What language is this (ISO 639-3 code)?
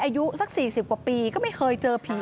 tha